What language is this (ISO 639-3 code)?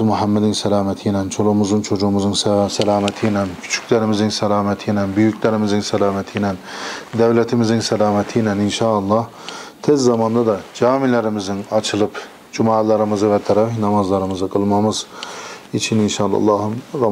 tur